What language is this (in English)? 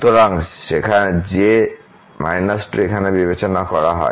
Bangla